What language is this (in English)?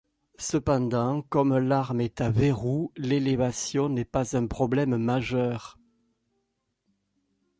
French